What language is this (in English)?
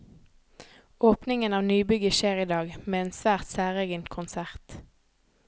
Norwegian